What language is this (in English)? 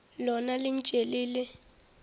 Northern Sotho